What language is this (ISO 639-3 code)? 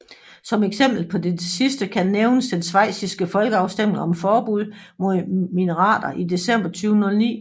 dan